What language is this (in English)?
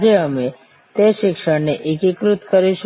Gujarati